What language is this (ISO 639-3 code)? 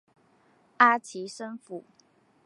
zho